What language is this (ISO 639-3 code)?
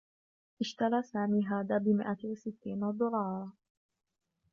ara